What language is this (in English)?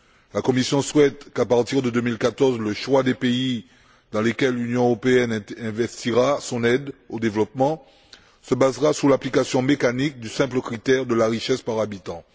French